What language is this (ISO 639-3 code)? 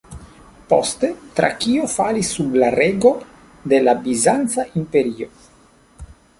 epo